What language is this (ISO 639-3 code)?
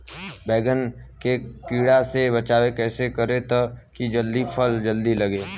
bho